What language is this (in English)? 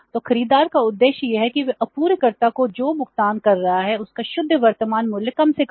Hindi